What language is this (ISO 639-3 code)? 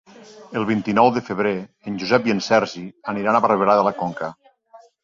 cat